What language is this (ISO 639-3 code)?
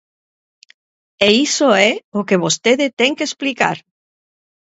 glg